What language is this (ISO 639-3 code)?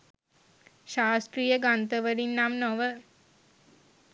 sin